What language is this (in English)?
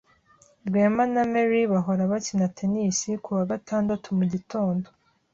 Kinyarwanda